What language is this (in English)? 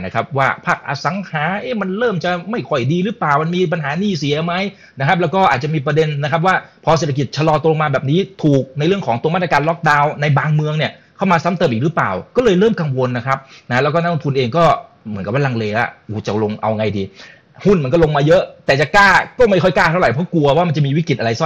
Thai